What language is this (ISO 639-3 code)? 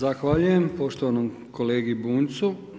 hrv